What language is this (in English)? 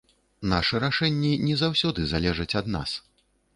Belarusian